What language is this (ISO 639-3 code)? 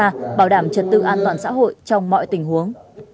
vie